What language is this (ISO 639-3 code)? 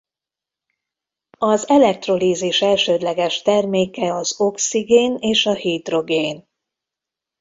hun